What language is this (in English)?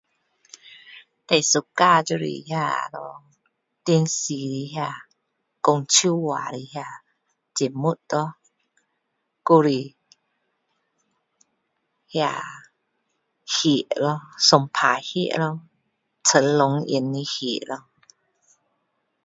Min Dong Chinese